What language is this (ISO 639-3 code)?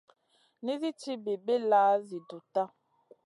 mcn